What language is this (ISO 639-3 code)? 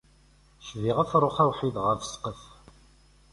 kab